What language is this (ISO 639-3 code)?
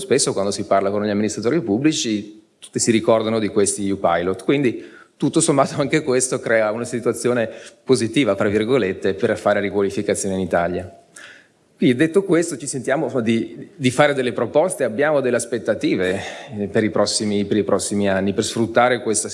ita